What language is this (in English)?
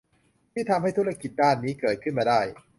Thai